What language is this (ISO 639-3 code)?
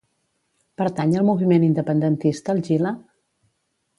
cat